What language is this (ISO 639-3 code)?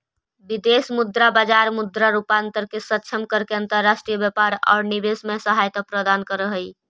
mag